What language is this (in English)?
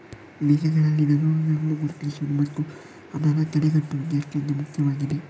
Kannada